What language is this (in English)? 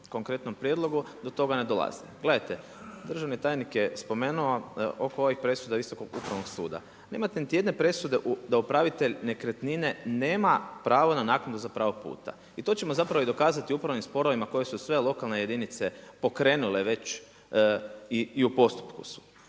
Croatian